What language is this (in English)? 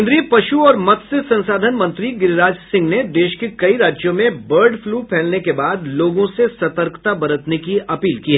Hindi